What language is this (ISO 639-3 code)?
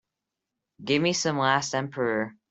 eng